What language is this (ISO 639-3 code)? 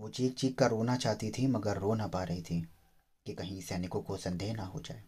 hin